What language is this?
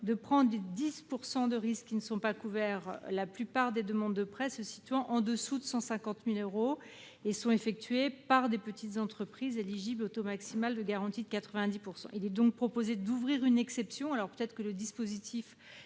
French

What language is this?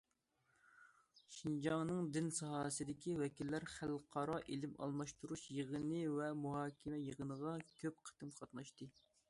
Uyghur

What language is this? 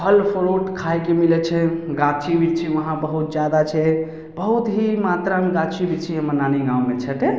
Maithili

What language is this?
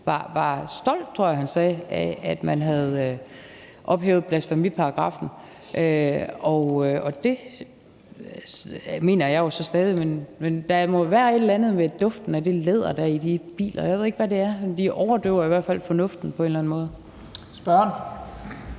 Danish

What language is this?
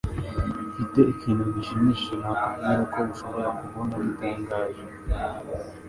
Kinyarwanda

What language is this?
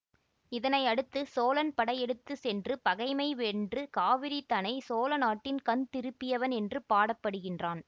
Tamil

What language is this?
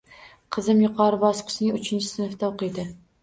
Uzbek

